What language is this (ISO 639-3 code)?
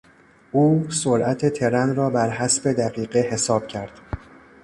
fas